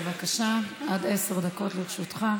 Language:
Hebrew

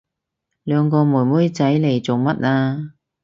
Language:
Cantonese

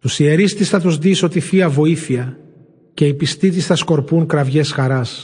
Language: Greek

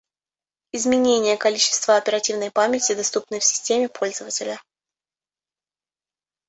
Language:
Russian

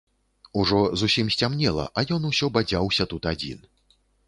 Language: Belarusian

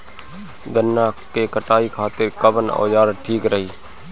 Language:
Bhojpuri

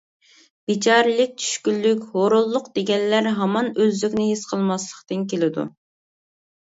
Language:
Uyghur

